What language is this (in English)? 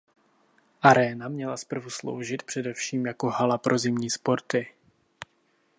Czech